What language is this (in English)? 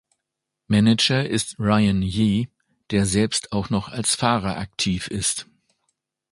German